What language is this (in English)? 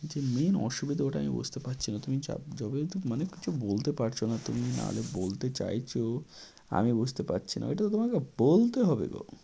Bangla